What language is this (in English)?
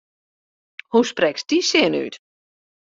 Western Frisian